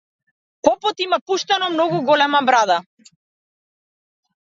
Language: Macedonian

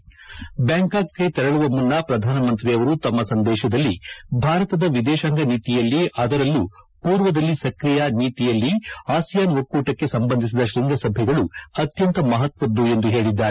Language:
Kannada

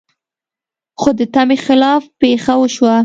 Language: Pashto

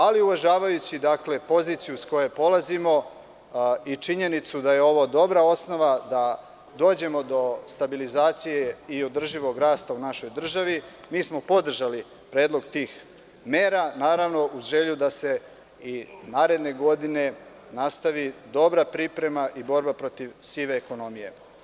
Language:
Serbian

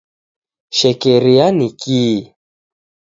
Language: Taita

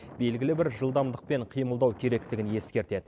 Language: Kazakh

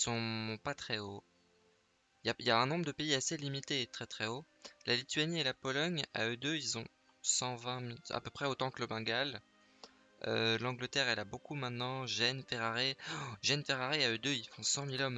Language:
French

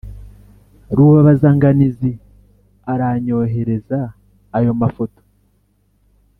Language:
Kinyarwanda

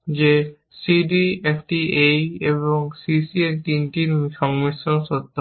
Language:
Bangla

